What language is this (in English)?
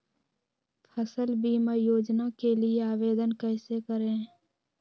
Magahi